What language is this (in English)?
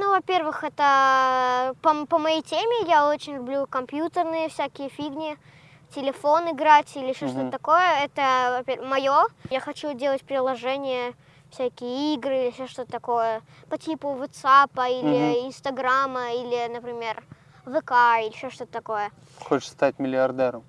Russian